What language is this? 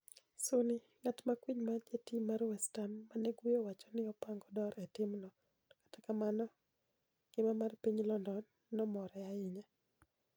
Luo (Kenya and Tanzania)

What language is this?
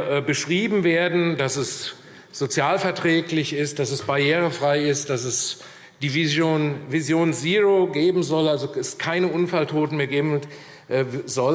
German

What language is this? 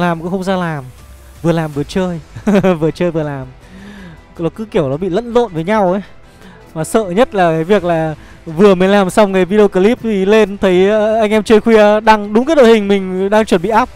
Vietnamese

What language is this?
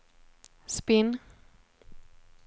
Swedish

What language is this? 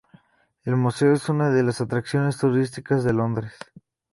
Spanish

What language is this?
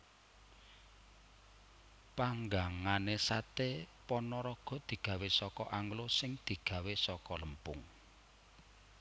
Javanese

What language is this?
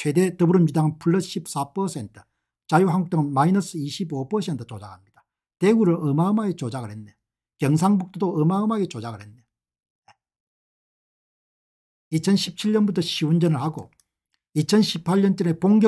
Korean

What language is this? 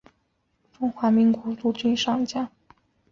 Chinese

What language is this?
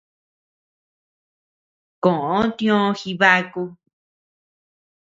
Tepeuxila Cuicatec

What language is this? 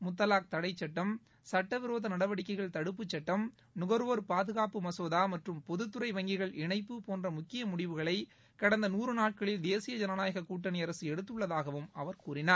Tamil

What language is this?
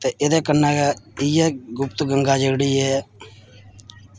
Dogri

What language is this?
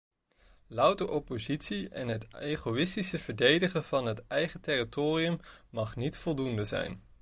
Dutch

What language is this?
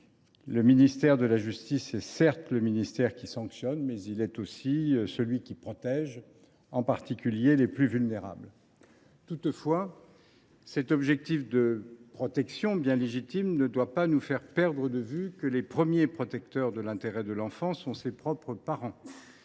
French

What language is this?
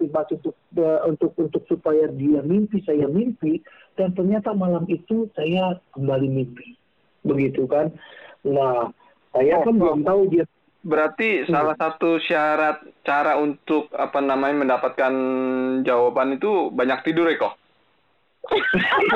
Indonesian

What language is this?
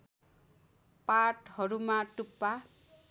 Nepali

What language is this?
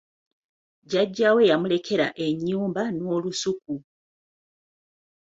Ganda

